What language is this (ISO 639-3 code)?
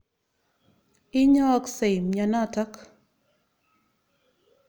kln